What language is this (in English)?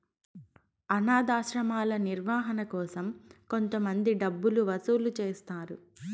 Telugu